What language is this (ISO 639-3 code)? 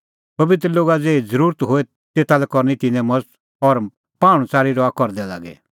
kfx